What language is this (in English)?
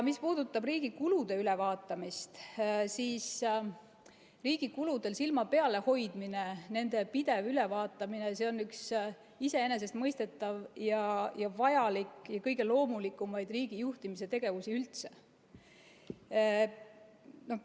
Estonian